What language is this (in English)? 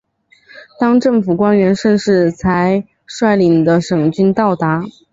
Chinese